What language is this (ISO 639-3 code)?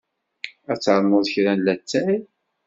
kab